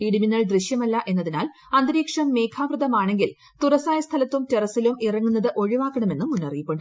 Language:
Malayalam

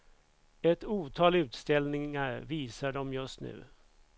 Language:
Swedish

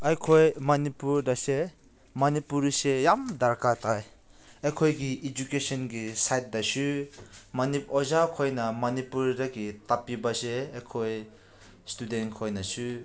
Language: Manipuri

